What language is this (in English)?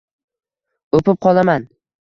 Uzbek